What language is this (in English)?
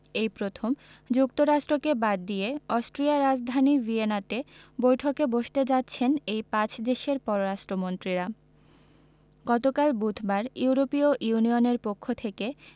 Bangla